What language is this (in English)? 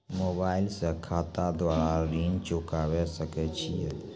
Maithili